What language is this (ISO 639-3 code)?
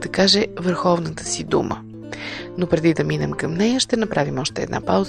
bul